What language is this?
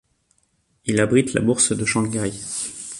French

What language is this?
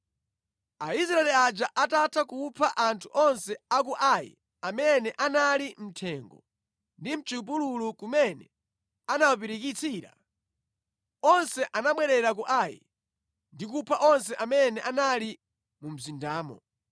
Nyanja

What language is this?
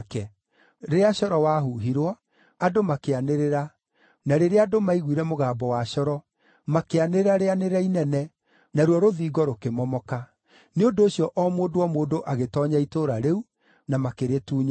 Kikuyu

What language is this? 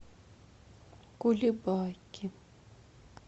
Russian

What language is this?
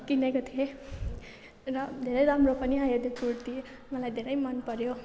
Nepali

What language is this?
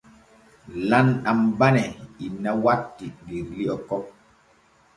Borgu Fulfulde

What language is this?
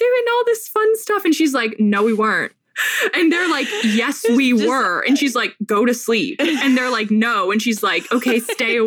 English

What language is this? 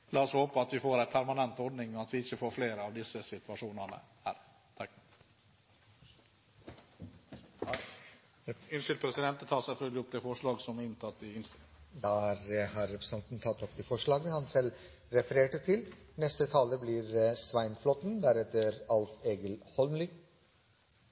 Norwegian Bokmål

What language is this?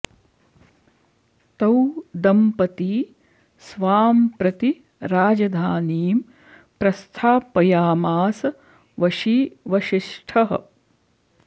Sanskrit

